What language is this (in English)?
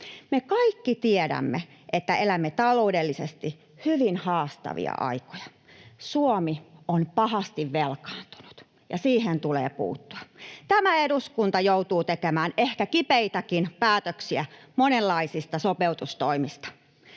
Finnish